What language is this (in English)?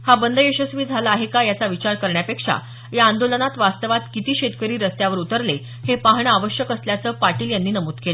Marathi